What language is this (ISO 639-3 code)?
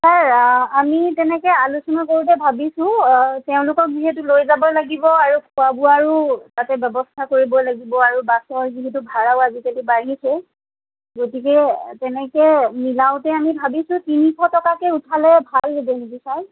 asm